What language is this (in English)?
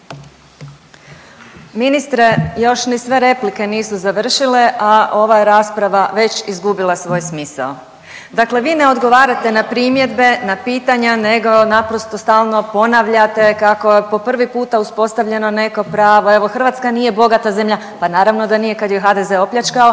Croatian